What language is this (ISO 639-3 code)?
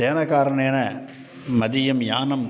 san